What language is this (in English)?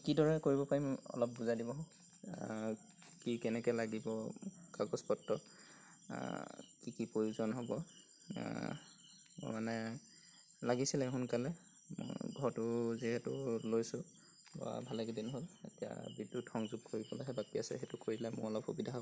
Assamese